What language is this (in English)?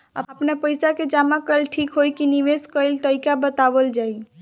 Bhojpuri